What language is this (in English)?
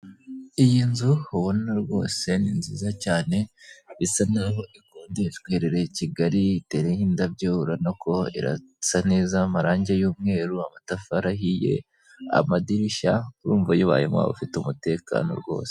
Kinyarwanda